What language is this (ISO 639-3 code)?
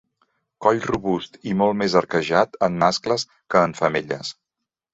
cat